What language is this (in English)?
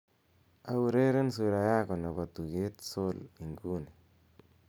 Kalenjin